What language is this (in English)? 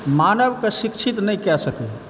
Maithili